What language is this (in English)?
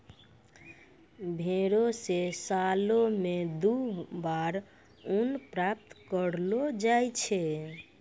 Maithili